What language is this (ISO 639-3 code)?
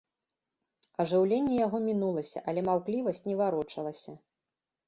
bel